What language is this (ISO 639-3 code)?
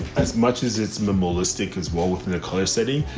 eng